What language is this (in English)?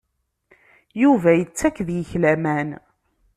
Kabyle